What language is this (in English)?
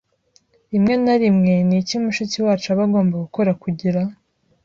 Kinyarwanda